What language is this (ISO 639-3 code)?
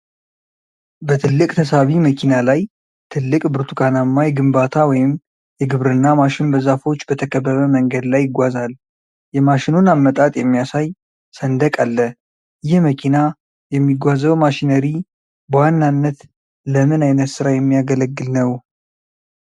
amh